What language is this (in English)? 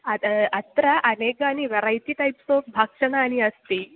Sanskrit